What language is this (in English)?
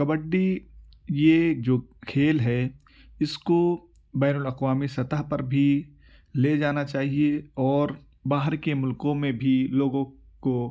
Urdu